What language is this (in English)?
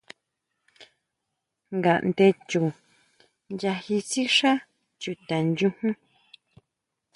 Huautla Mazatec